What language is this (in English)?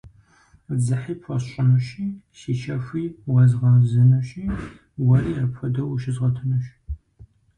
Kabardian